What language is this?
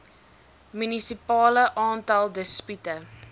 Afrikaans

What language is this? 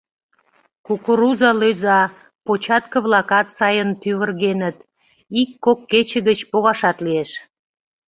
Mari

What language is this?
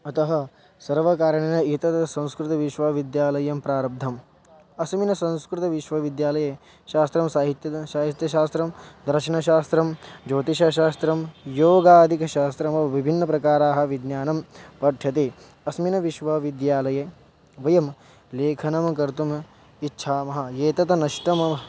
Sanskrit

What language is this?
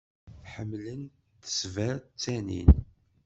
Kabyle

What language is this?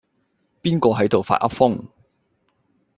Cantonese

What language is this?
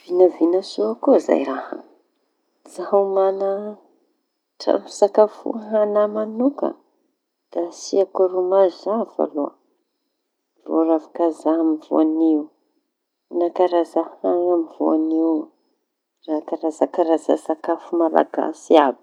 Tanosy Malagasy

